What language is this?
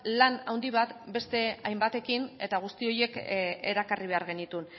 Basque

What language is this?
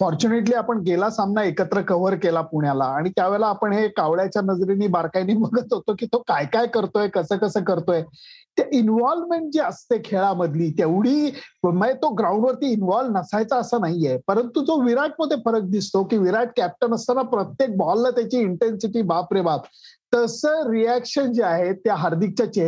Marathi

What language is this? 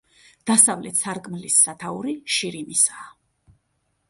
Georgian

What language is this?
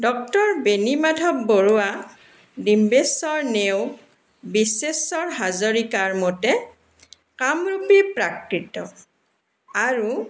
Assamese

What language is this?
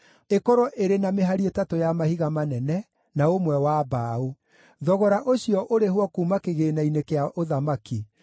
Kikuyu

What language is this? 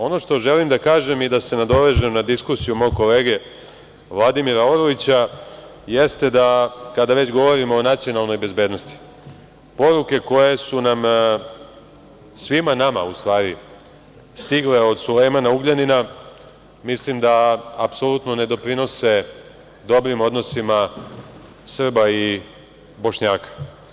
Serbian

